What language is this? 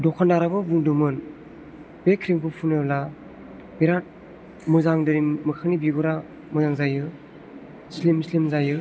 Bodo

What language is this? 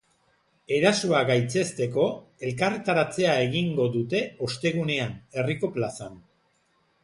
Basque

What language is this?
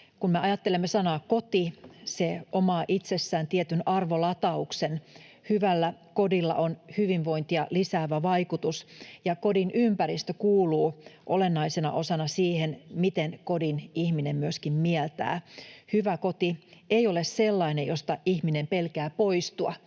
Finnish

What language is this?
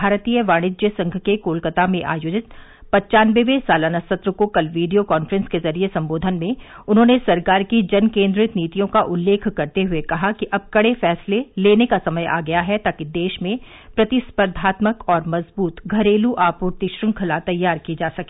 Hindi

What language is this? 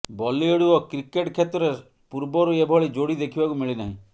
Odia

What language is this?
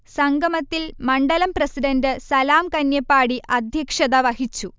Malayalam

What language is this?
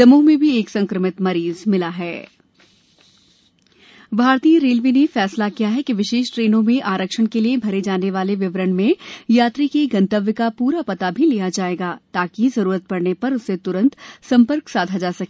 Hindi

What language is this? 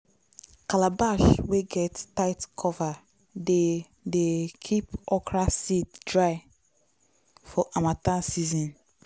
Nigerian Pidgin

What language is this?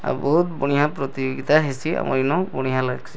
Odia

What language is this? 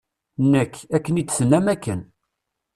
Kabyle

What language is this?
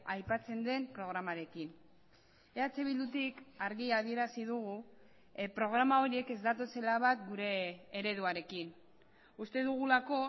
Basque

